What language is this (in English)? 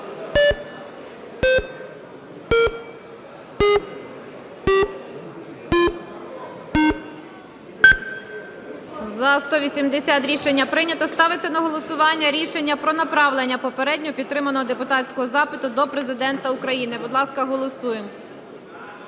Ukrainian